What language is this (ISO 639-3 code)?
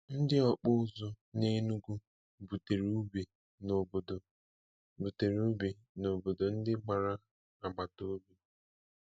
ibo